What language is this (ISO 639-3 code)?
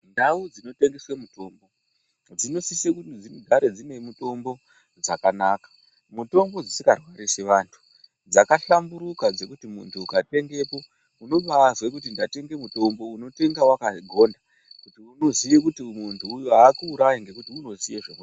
ndc